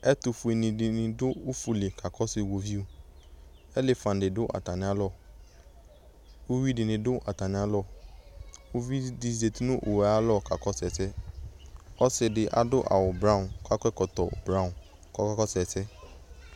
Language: Ikposo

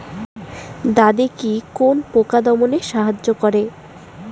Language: Bangla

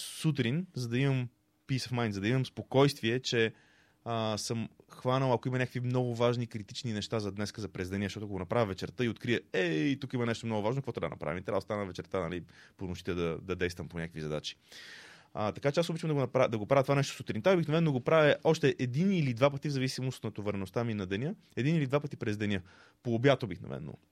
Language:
Bulgarian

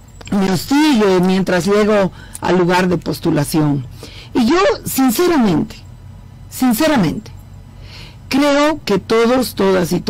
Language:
Spanish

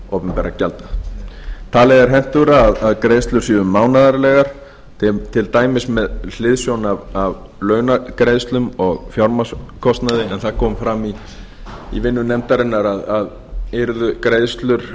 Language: Icelandic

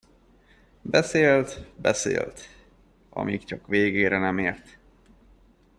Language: Hungarian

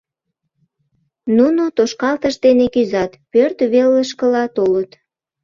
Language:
Mari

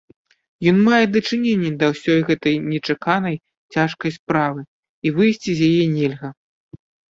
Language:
Belarusian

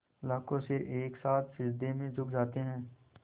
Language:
Hindi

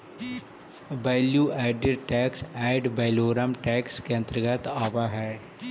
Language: Magahi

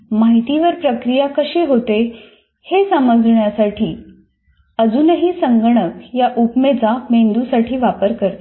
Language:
Marathi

